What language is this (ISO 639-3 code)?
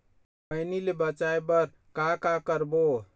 hne